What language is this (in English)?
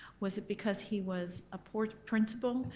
English